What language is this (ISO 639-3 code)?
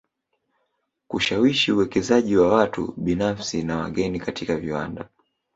swa